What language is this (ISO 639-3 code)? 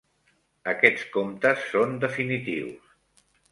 cat